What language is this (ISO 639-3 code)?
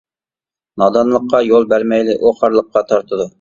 uig